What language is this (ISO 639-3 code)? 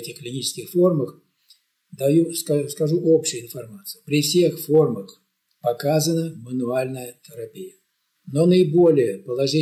rus